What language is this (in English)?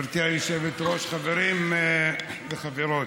Hebrew